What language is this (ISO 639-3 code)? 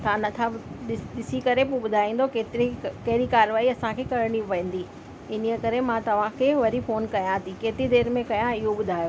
snd